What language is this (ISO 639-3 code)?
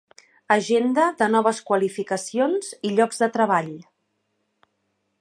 cat